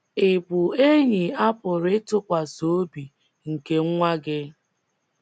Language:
Igbo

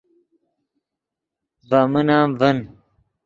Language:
Yidgha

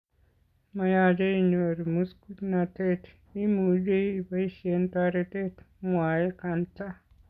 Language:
Kalenjin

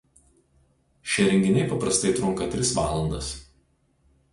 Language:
Lithuanian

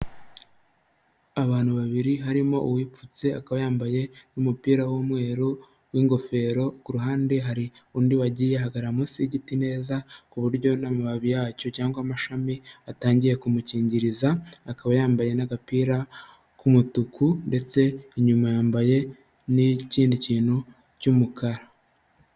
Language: Kinyarwanda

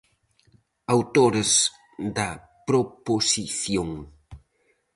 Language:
Galician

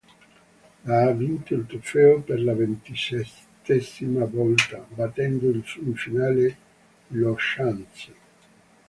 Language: Italian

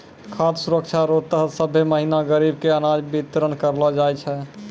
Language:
Maithili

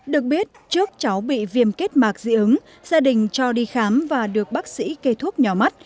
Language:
Vietnamese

